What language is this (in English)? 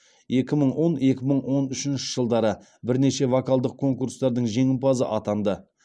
Kazakh